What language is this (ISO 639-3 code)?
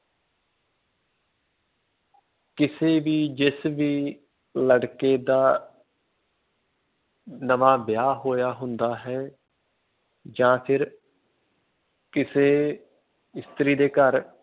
pan